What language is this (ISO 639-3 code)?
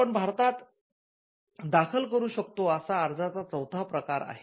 mar